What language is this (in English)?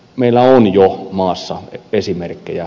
Finnish